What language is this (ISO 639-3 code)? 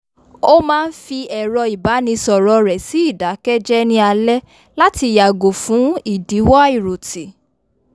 yor